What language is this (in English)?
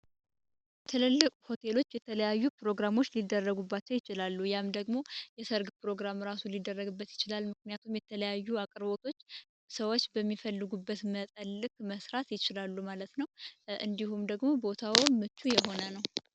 Amharic